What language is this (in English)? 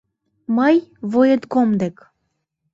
Mari